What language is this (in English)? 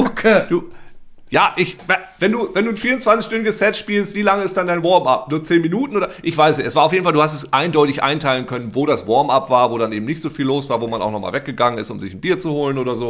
German